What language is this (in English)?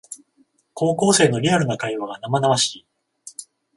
Japanese